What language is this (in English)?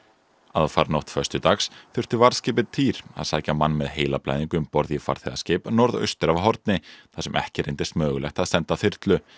Icelandic